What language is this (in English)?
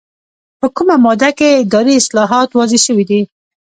Pashto